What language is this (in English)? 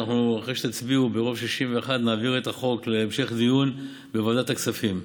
Hebrew